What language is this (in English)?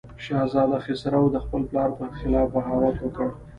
Pashto